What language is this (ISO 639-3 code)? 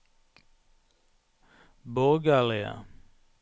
nor